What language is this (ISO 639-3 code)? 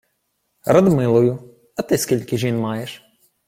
ukr